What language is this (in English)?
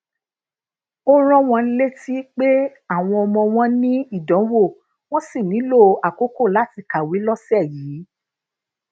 Yoruba